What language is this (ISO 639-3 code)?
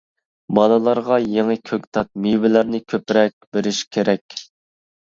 uig